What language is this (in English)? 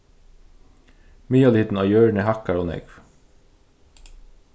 Faroese